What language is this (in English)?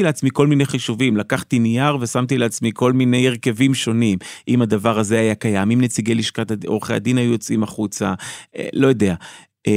Hebrew